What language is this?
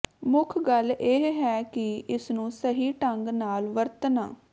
Punjabi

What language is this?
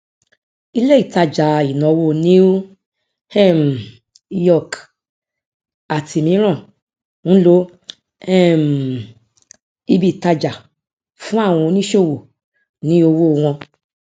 Yoruba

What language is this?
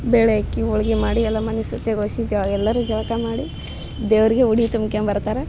Kannada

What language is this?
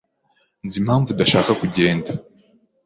Kinyarwanda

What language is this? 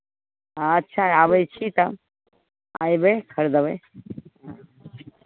Maithili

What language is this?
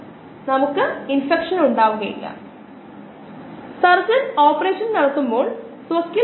Malayalam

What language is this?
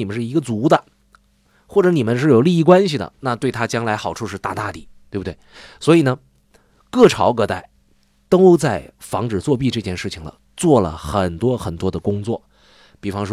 Chinese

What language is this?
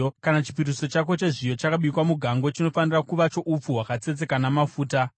Shona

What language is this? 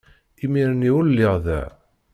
Kabyle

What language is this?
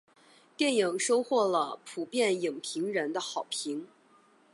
Chinese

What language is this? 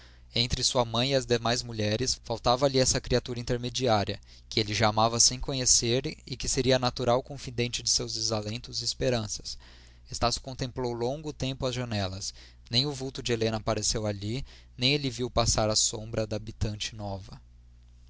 Portuguese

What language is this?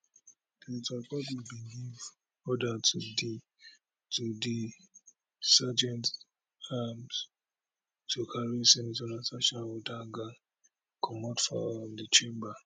Nigerian Pidgin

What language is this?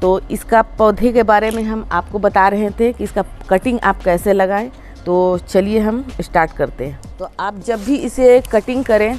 Hindi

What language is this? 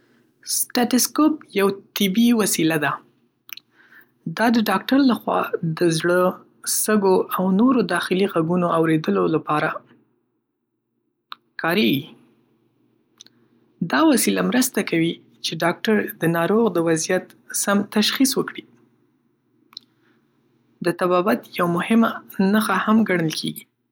Pashto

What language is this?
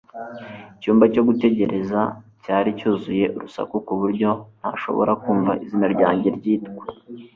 Kinyarwanda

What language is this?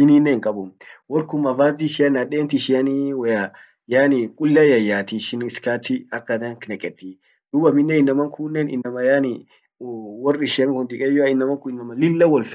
Orma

